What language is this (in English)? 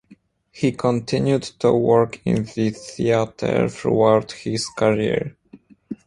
English